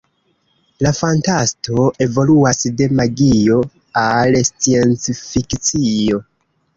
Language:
Esperanto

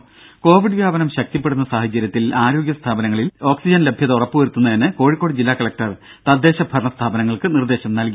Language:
Malayalam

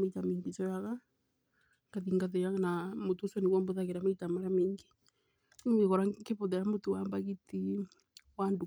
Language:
Kikuyu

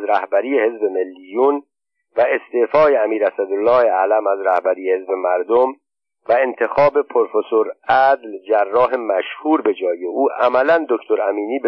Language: Persian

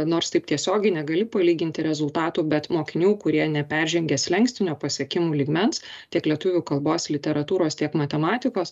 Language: Lithuanian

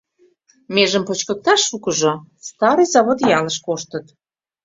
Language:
Mari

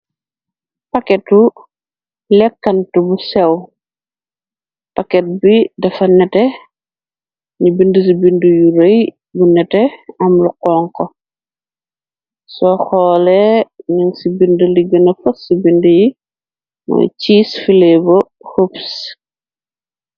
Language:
Wolof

